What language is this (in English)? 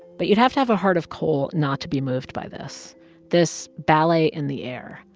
English